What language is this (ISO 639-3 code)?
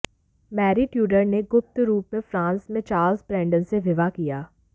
hin